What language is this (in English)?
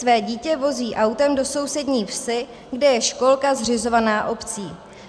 Czech